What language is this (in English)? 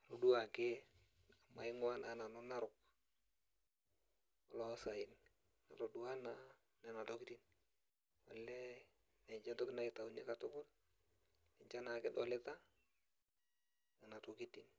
Masai